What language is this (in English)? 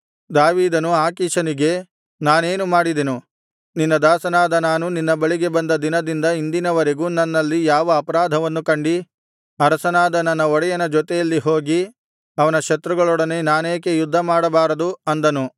Kannada